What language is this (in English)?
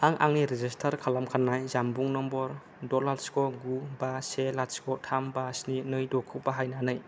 Bodo